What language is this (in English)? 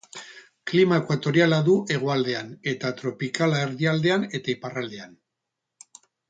Basque